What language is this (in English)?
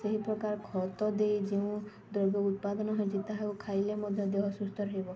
Odia